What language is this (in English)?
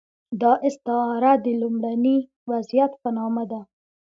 Pashto